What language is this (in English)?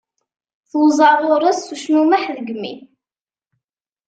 Kabyle